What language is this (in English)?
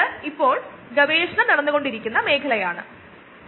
Malayalam